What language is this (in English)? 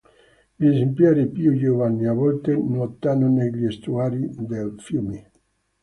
Italian